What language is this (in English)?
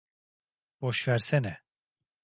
Turkish